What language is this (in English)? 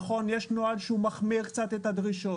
Hebrew